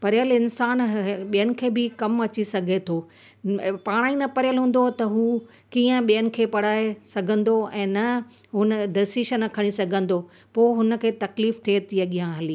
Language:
Sindhi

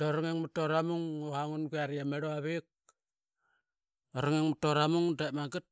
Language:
Qaqet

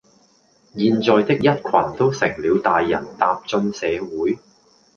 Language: Cantonese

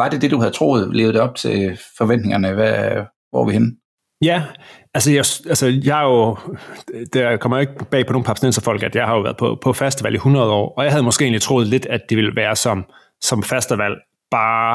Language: Danish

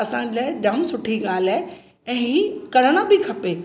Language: Sindhi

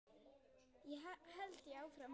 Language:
Icelandic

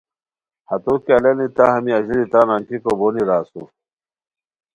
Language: Khowar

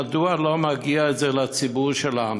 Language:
Hebrew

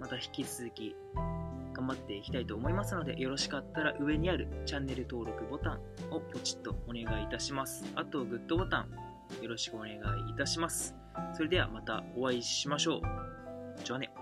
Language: Japanese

